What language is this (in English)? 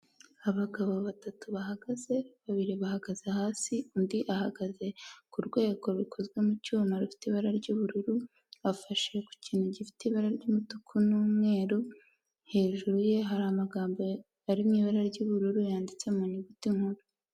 Kinyarwanda